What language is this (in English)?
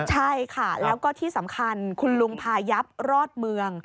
Thai